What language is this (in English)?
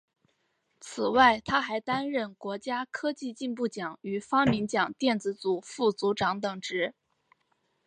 Chinese